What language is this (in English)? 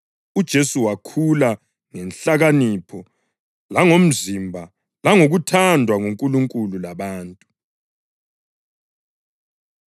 North Ndebele